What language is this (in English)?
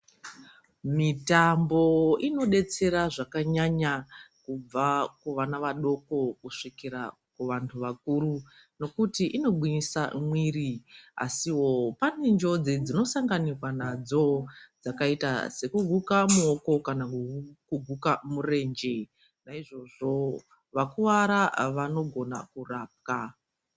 Ndau